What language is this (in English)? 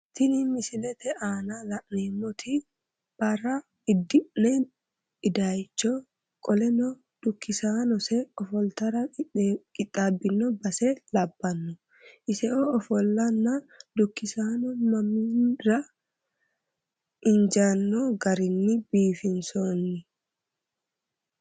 Sidamo